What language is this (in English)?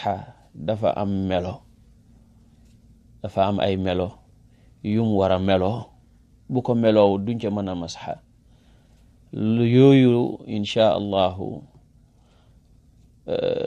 Arabic